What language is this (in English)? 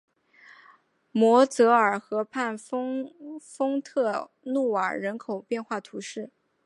Chinese